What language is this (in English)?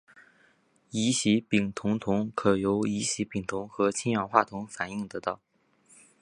Chinese